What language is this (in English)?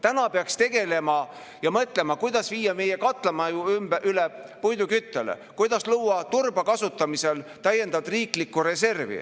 Estonian